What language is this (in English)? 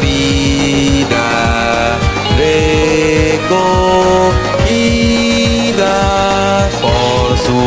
Spanish